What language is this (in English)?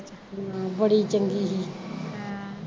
Punjabi